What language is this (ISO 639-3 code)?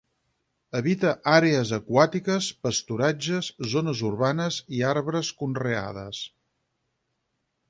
cat